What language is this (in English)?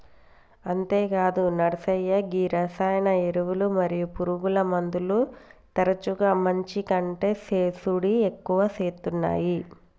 Telugu